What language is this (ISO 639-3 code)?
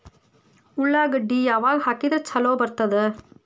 kan